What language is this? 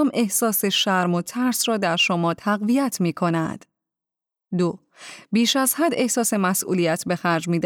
Persian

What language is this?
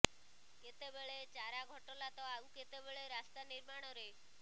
Odia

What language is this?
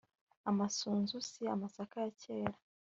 Kinyarwanda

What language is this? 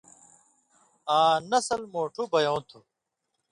Indus Kohistani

